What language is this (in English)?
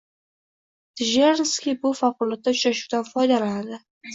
Uzbek